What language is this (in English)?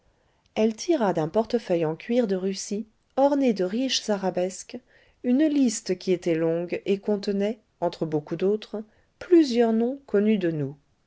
French